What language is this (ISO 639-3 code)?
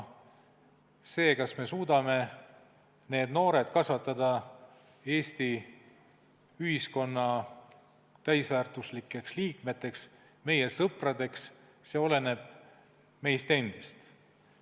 est